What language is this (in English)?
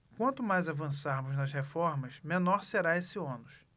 Portuguese